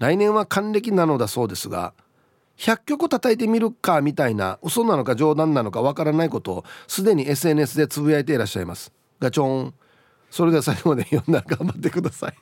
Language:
Japanese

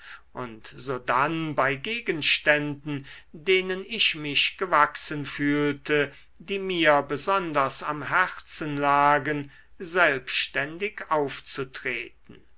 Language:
German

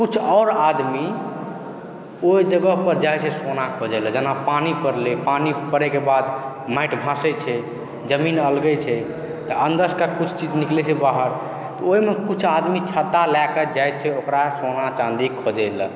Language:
Maithili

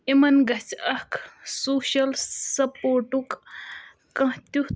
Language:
Kashmiri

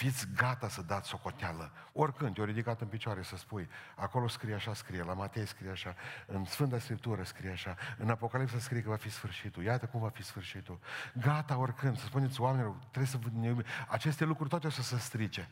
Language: Romanian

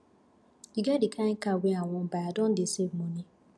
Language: Nigerian Pidgin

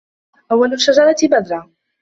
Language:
Arabic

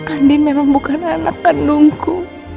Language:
Indonesian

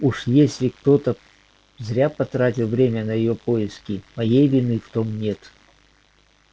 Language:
Russian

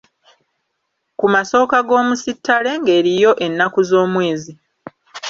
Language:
Ganda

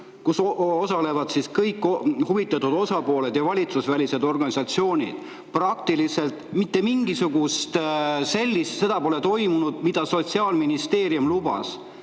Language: Estonian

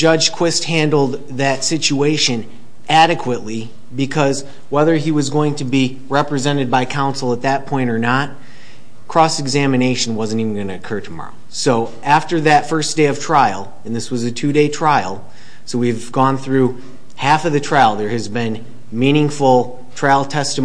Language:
English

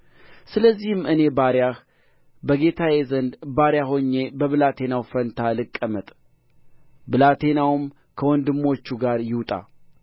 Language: Amharic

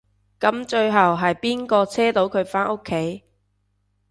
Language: Cantonese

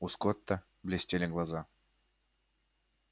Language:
Russian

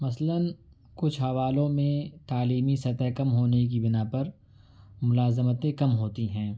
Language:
Urdu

